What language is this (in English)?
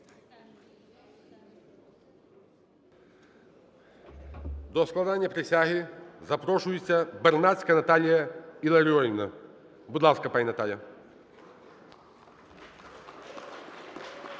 Ukrainian